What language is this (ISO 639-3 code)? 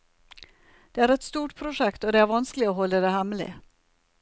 nor